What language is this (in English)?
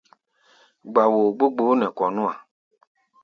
Gbaya